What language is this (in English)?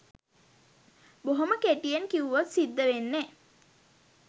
Sinhala